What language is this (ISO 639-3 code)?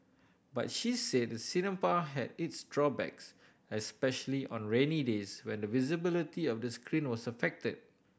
eng